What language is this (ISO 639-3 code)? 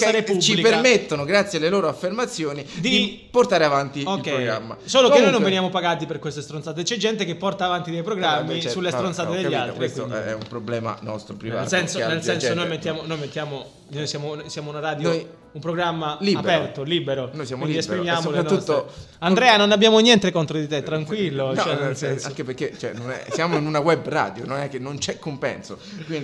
ita